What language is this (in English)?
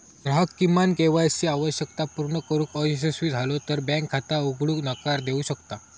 Marathi